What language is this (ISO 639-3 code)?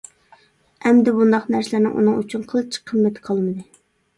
uig